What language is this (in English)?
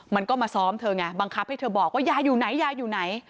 Thai